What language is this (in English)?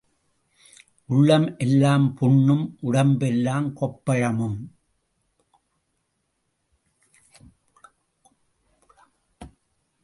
Tamil